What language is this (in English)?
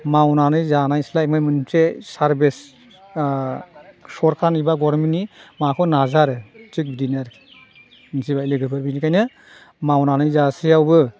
Bodo